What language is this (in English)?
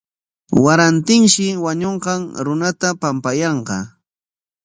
Corongo Ancash Quechua